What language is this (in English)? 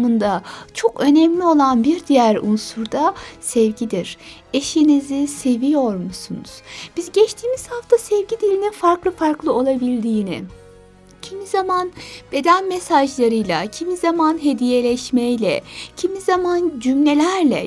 Turkish